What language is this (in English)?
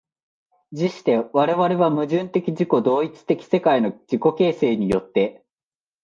Japanese